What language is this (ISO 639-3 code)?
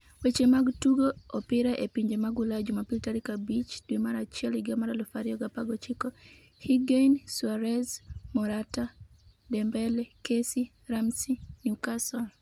luo